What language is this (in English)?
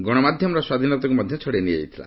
Odia